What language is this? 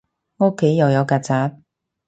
Cantonese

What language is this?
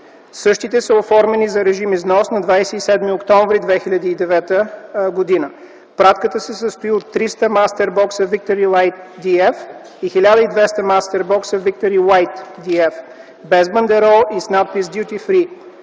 Bulgarian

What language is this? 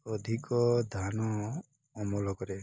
Odia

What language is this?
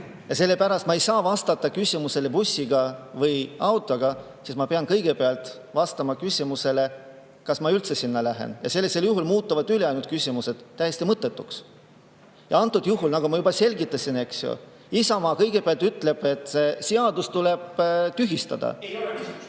Estonian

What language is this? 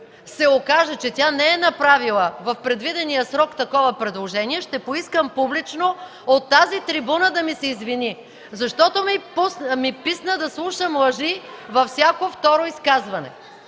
Bulgarian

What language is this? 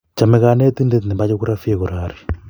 Kalenjin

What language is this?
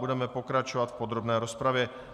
Czech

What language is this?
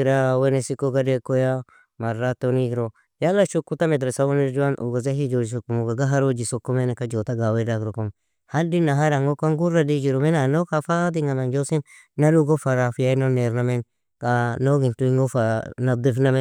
Nobiin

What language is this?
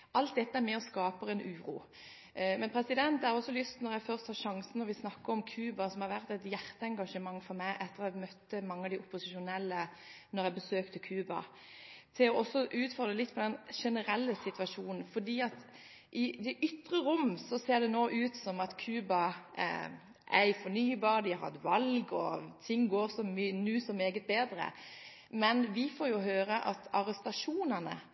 Norwegian Bokmål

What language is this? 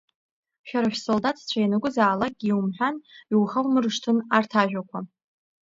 Abkhazian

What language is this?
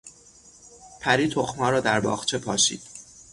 Persian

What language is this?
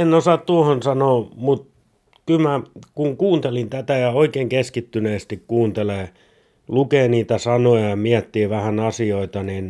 Finnish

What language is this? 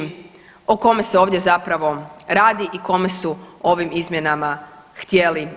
Croatian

